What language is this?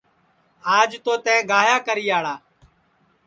Sansi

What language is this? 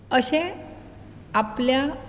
Konkani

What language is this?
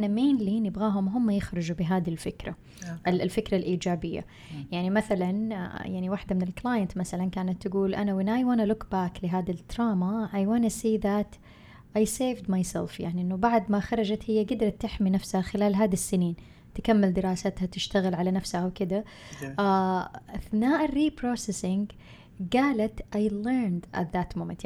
Arabic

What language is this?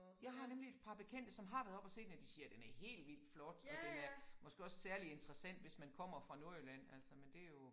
Danish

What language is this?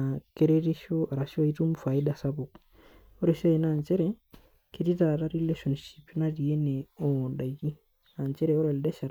Masai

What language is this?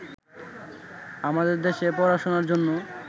Bangla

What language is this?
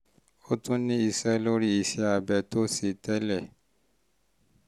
Yoruba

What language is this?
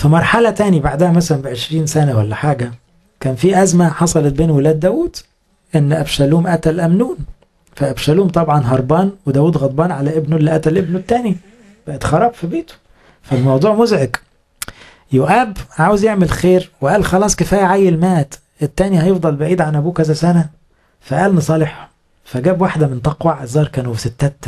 Arabic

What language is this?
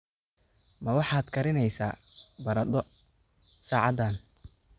Somali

